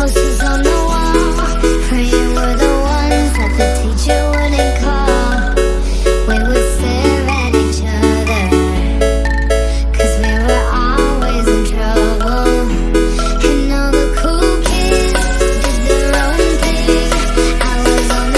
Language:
Vietnamese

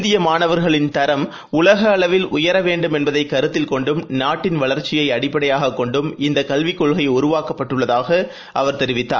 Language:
Tamil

